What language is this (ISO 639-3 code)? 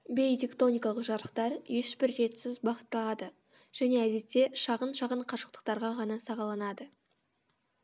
kaz